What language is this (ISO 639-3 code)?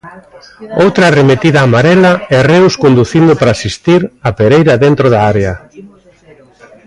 glg